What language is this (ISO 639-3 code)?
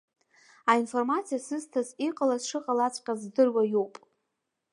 abk